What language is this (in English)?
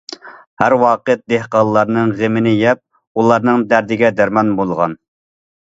Uyghur